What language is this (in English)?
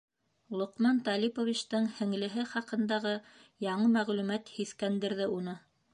Bashkir